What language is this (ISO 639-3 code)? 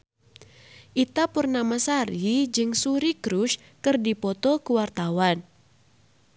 sun